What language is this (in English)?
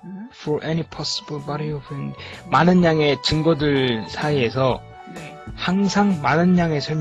Korean